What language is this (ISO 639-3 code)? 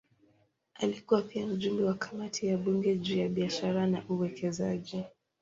swa